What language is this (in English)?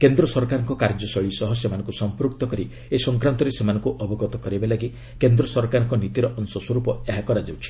Odia